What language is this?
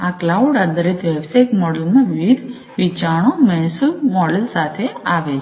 Gujarati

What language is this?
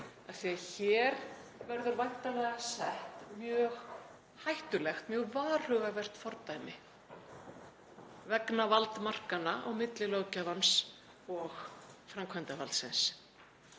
Icelandic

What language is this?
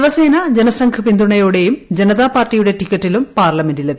Malayalam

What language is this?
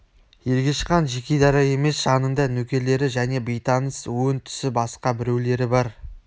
Kazakh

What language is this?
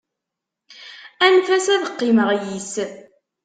Kabyle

